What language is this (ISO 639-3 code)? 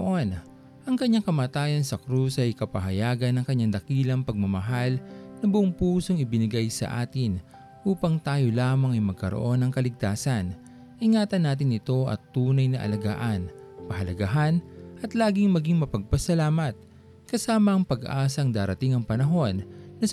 fil